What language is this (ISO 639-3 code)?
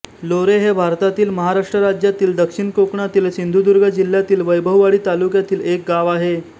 mar